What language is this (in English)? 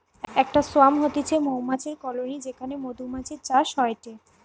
Bangla